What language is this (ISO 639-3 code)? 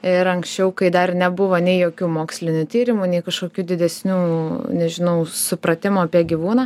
lit